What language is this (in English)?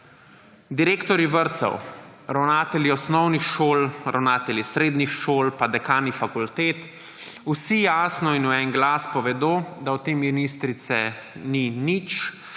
Slovenian